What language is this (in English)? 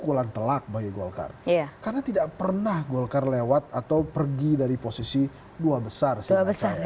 Indonesian